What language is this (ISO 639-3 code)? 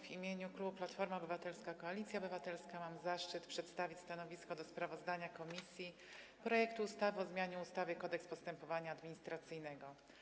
pol